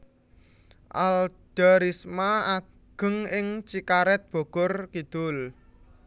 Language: Javanese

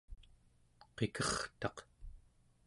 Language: Central Yupik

